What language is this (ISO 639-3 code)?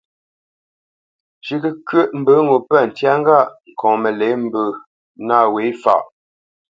bce